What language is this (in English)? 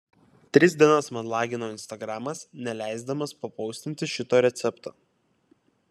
Lithuanian